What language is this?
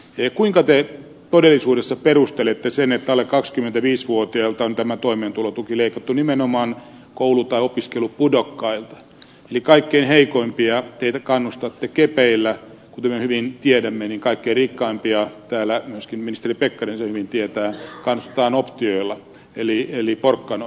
Finnish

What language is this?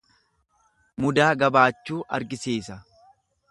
Oromo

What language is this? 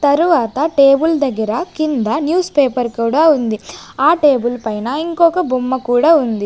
Telugu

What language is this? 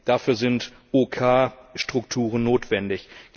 German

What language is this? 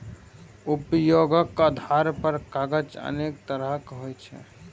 Maithili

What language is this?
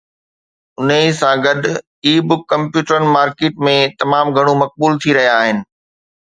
Sindhi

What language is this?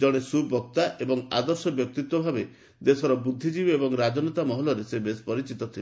Odia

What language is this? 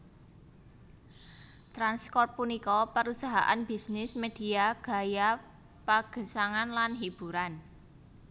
Javanese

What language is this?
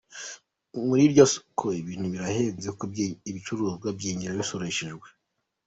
Kinyarwanda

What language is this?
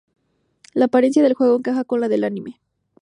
Spanish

